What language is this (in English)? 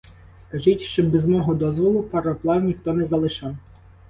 Ukrainian